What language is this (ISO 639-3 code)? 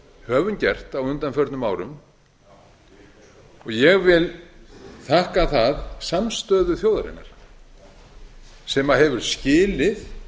isl